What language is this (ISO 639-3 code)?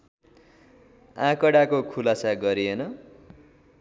nep